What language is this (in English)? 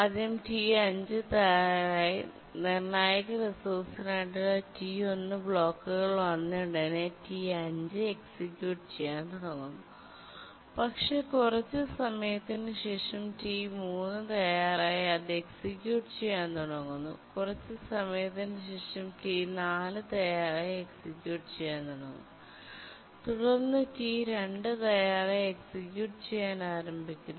Malayalam